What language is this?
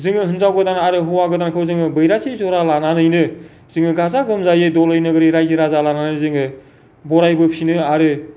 Bodo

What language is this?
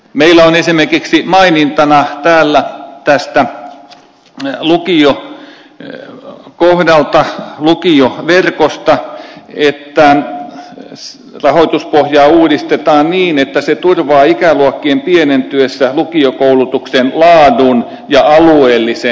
Finnish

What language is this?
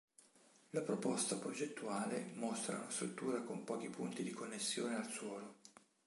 Italian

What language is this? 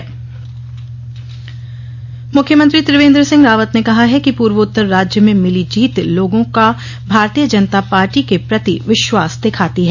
Hindi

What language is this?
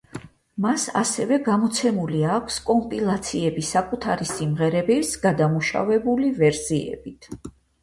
Georgian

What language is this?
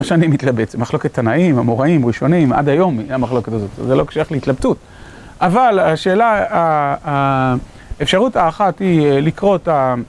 Hebrew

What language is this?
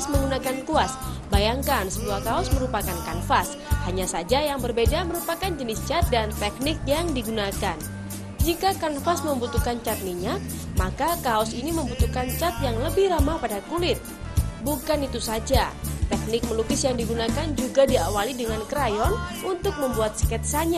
Indonesian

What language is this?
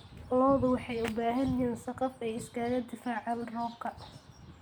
Somali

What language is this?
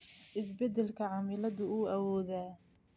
Somali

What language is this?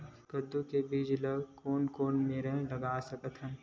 Chhattisgarhi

